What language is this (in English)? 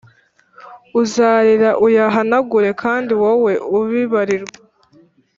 Kinyarwanda